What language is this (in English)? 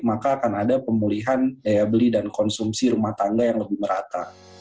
Indonesian